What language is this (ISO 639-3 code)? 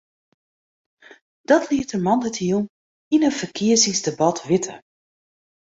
fry